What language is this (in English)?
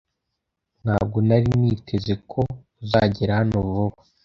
Kinyarwanda